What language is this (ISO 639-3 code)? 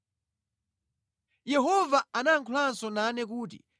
nya